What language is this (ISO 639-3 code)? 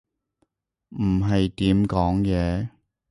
yue